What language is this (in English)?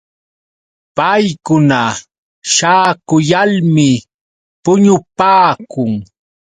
Yauyos Quechua